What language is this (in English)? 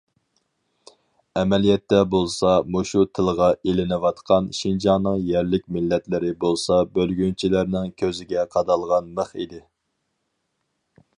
Uyghur